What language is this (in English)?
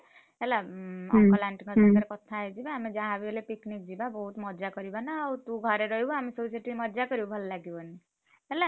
Odia